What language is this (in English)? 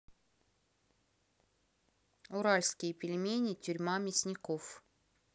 Russian